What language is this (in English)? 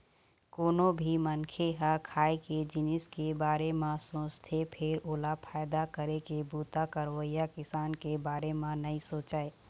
Chhattisgarhi